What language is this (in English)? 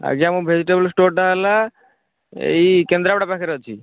Odia